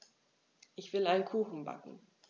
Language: German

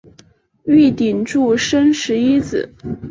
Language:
Chinese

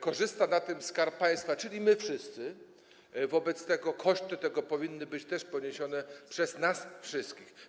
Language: Polish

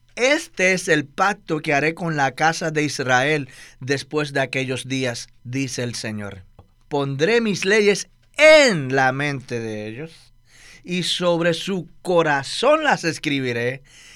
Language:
Spanish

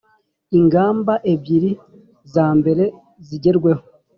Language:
Kinyarwanda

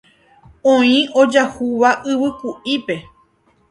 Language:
Guarani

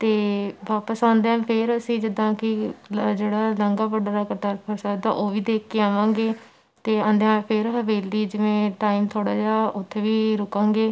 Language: Punjabi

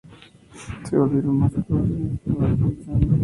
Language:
Spanish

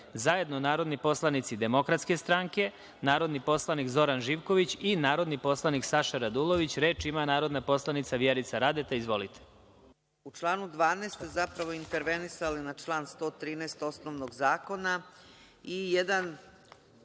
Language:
Serbian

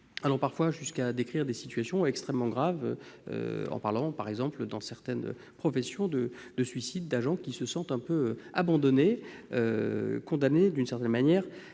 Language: French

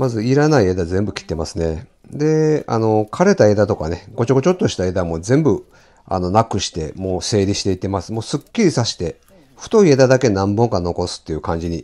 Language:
Japanese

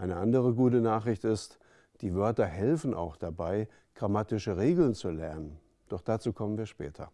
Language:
German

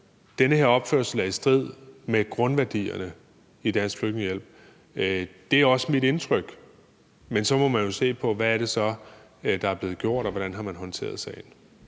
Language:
Danish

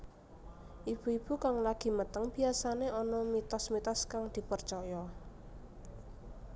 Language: Javanese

